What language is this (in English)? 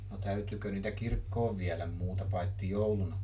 Finnish